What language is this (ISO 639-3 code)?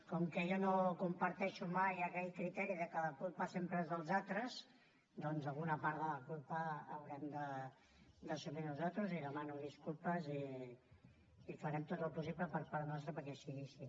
cat